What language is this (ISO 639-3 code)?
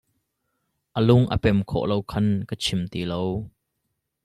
cnh